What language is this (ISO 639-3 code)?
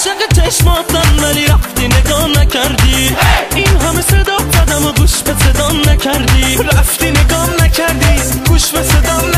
fas